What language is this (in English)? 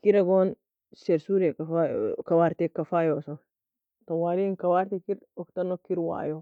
Nobiin